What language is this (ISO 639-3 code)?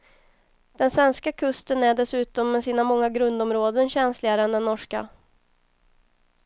swe